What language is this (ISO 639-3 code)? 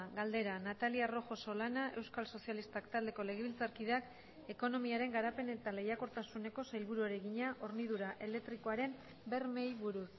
eus